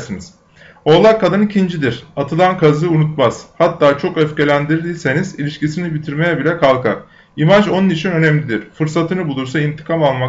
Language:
Turkish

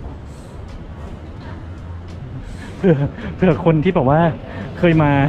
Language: Thai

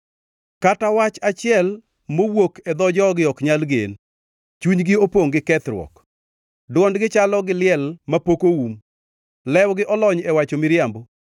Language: Luo (Kenya and Tanzania)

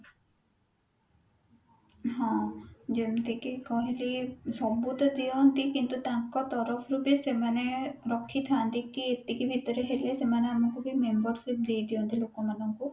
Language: Odia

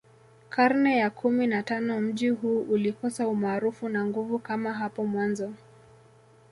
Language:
Swahili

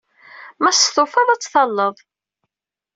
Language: Kabyle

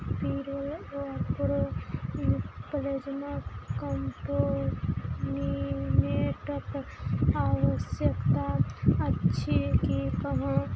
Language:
Maithili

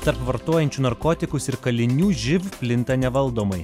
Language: Lithuanian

